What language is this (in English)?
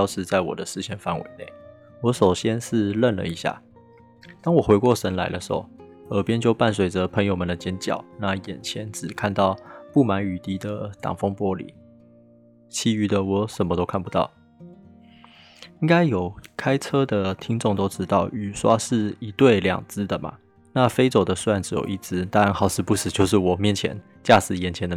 Chinese